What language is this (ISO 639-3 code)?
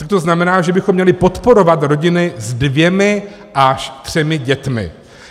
ces